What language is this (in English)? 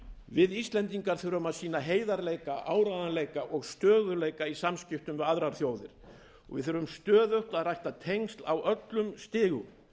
Icelandic